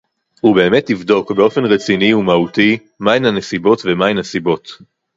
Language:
Hebrew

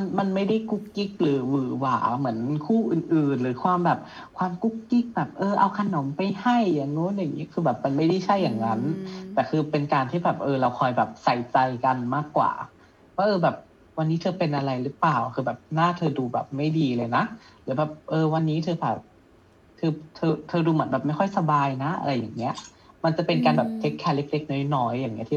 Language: Thai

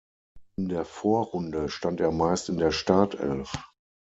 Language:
German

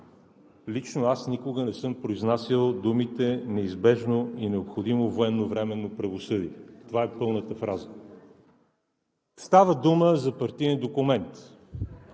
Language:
Bulgarian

